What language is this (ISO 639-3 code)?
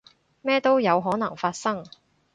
yue